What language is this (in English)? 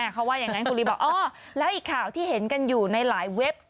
Thai